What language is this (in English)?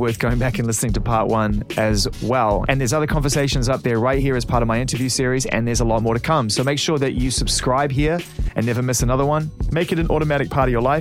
English